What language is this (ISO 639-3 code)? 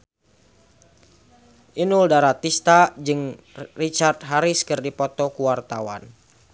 sun